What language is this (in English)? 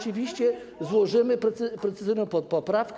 Polish